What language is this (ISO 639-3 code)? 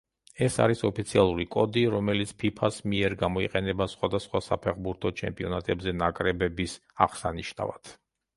kat